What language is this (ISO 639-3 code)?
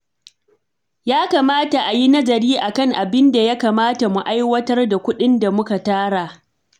hau